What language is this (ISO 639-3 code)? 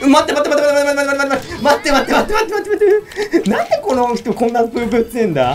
jpn